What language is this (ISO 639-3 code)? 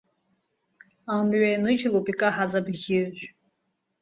abk